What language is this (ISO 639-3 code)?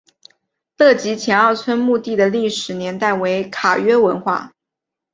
zho